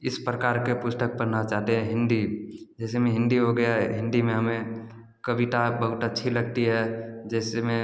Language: Hindi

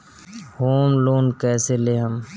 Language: Bhojpuri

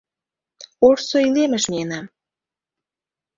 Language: Mari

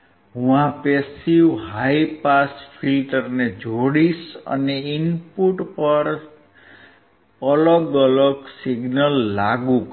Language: Gujarati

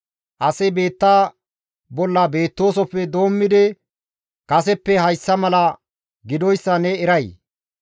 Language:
Gamo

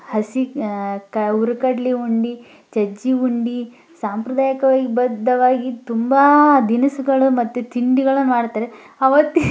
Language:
Kannada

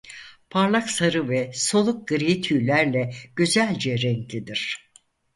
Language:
Turkish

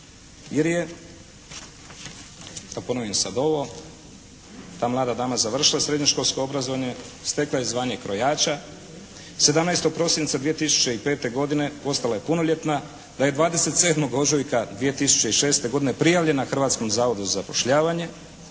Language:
Croatian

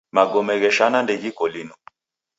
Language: Taita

